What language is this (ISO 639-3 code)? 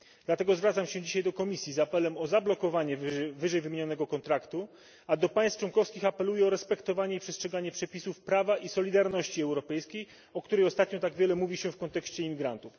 pol